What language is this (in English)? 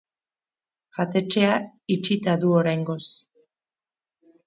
Basque